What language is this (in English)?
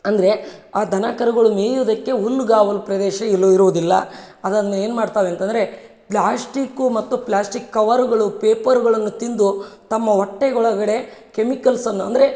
Kannada